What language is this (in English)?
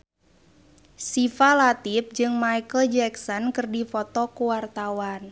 Sundanese